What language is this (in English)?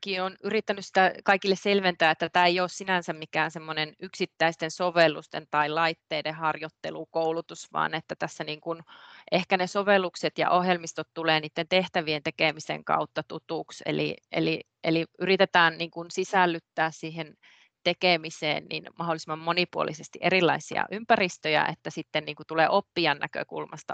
Finnish